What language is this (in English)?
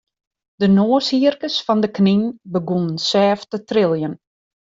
Western Frisian